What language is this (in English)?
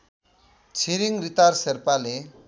Nepali